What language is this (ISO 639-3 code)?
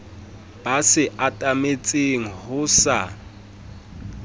sot